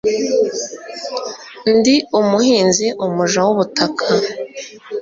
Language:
Kinyarwanda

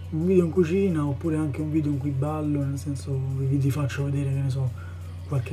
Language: Italian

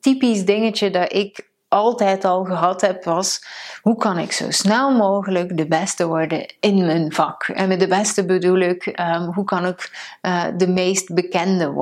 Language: Dutch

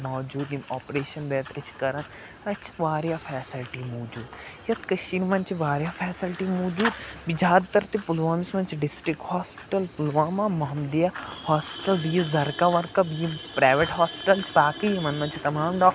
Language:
Kashmiri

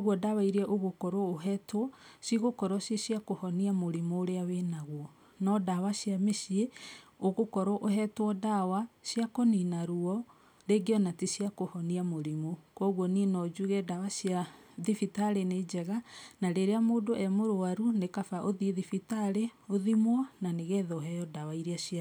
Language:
Kikuyu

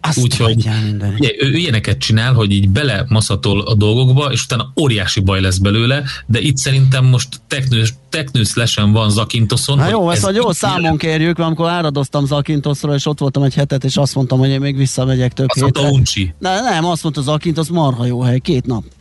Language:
Hungarian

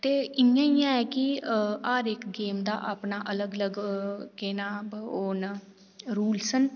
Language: Dogri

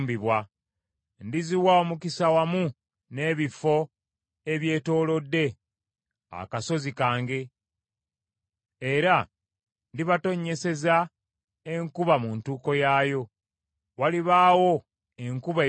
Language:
Ganda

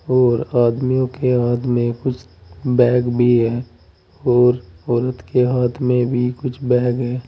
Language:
Hindi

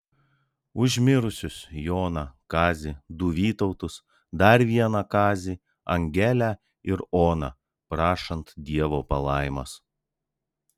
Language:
Lithuanian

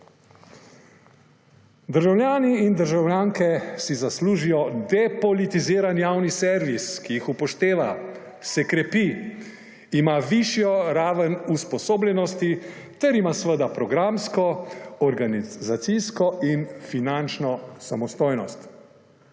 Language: Slovenian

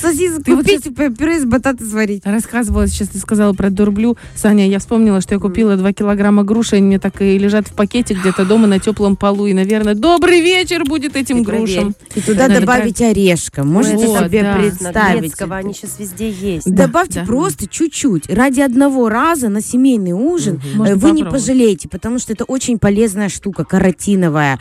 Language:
Russian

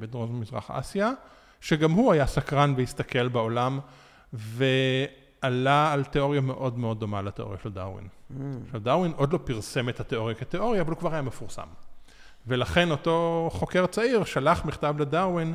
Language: Hebrew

